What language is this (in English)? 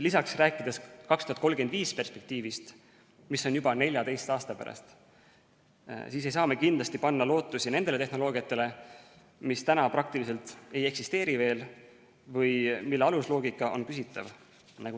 Estonian